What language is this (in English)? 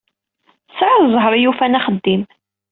Kabyle